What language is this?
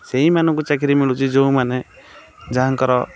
Odia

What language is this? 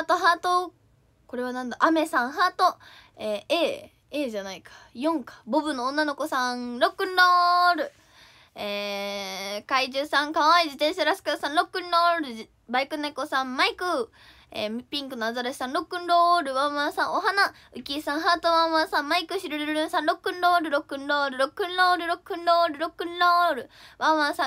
Japanese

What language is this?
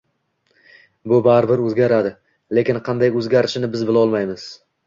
Uzbek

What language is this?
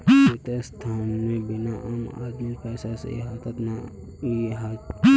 Magahi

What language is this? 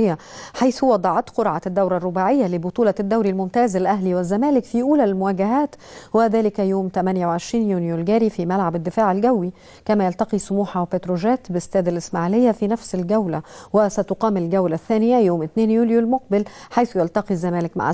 Arabic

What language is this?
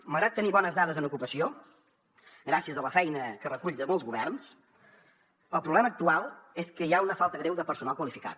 Catalan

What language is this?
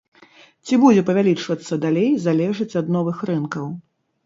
Belarusian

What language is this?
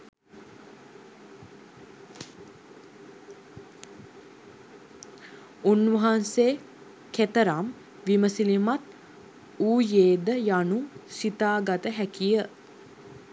Sinhala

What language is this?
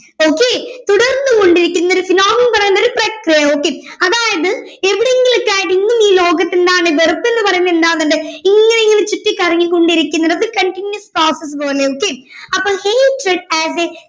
Malayalam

